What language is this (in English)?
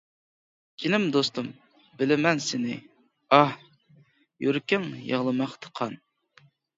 Uyghur